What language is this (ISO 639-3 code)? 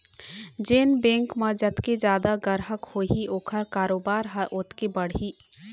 hne